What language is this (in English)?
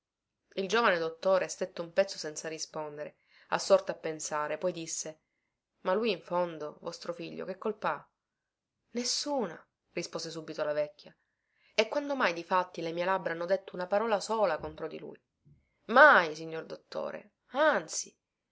Italian